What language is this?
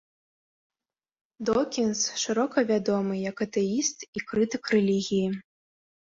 Belarusian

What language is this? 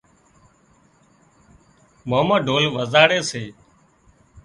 Wadiyara Koli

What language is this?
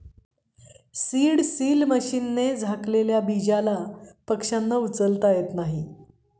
Marathi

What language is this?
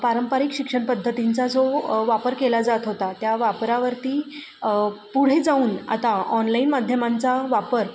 Marathi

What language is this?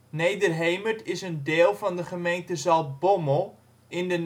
Dutch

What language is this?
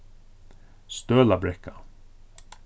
Faroese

